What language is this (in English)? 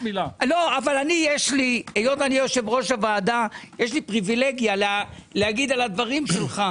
Hebrew